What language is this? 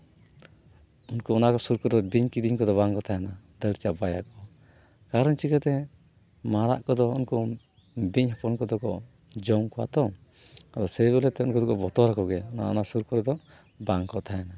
Santali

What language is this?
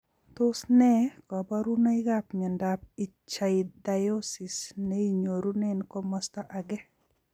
Kalenjin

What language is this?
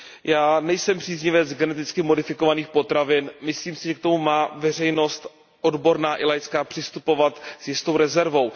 Czech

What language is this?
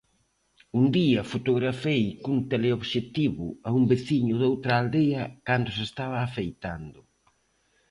Galician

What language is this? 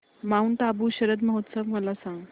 Marathi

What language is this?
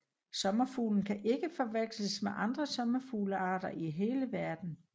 Danish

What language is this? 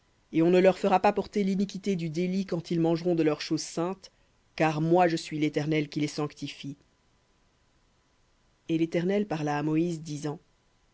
French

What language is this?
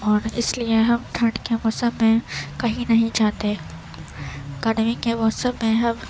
Urdu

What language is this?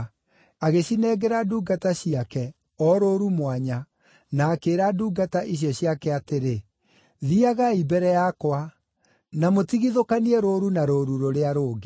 Kikuyu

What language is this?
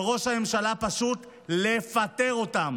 Hebrew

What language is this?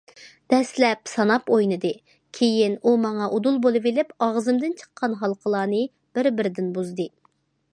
Uyghur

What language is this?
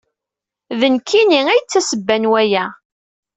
Kabyle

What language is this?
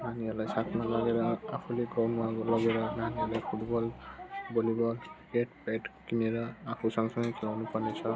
Nepali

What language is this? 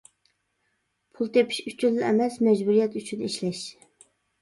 Uyghur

